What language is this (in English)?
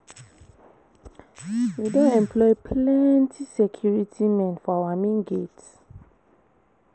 Nigerian Pidgin